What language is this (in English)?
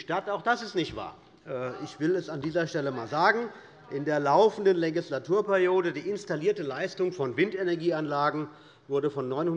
German